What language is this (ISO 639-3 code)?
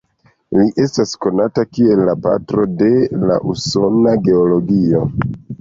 epo